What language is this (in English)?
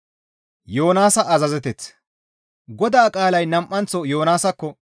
Gamo